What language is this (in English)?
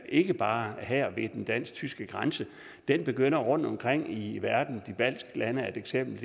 Danish